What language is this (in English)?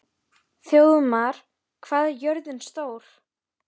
Icelandic